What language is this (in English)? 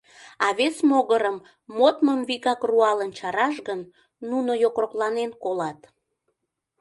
Mari